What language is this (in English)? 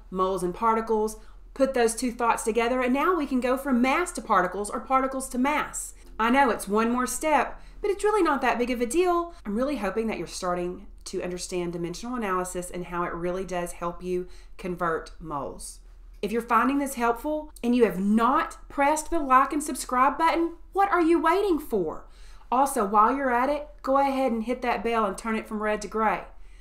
English